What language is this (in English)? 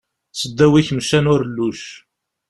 Kabyle